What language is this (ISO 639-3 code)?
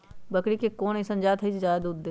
mag